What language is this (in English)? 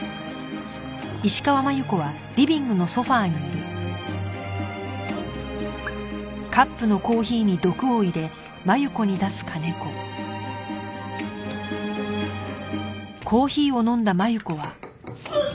Japanese